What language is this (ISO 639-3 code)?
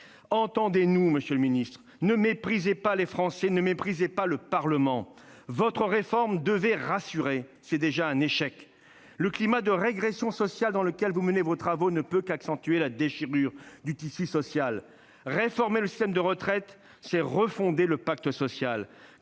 fra